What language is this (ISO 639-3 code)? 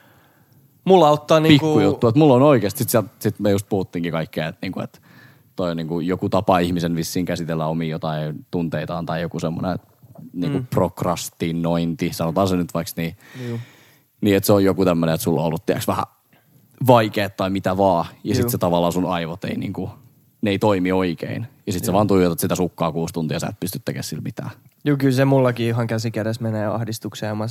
fin